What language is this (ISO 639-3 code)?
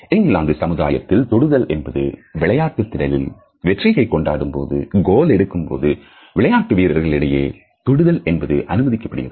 tam